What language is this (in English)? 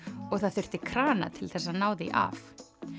Icelandic